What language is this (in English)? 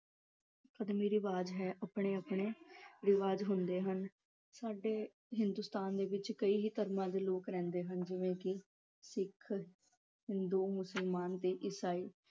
Punjabi